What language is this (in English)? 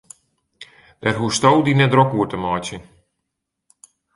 Western Frisian